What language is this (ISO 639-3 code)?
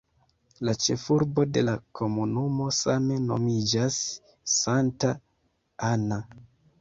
epo